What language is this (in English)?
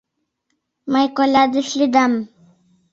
Mari